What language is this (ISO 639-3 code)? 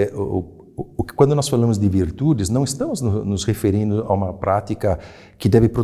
por